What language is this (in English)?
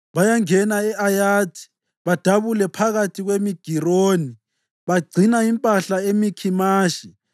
North Ndebele